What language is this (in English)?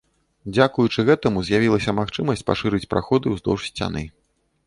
Belarusian